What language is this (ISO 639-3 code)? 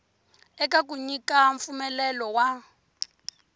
tso